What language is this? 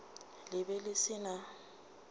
Northern Sotho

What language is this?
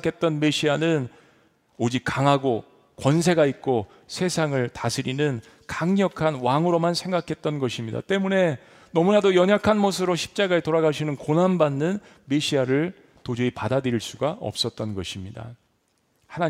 Korean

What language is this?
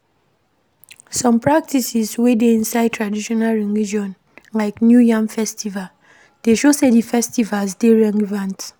Nigerian Pidgin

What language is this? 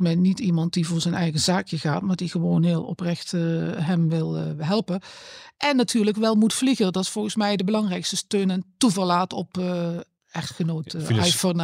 Dutch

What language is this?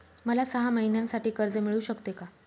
Marathi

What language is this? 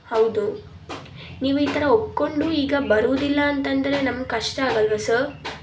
Kannada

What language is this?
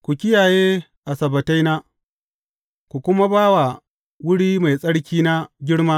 Hausa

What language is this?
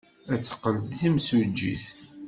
Kabyle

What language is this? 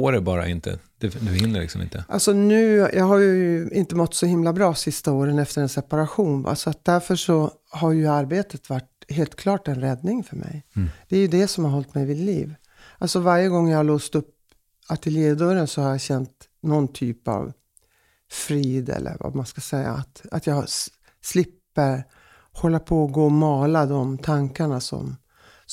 Swedish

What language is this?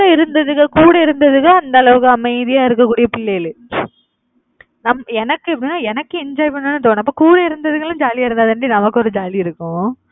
Tamil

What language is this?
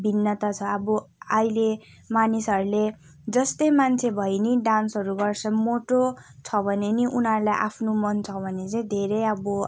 Nepali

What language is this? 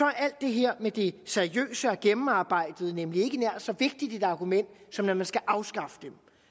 Danish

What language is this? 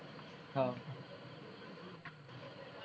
Gujarati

